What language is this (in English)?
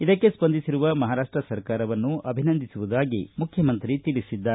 Kannada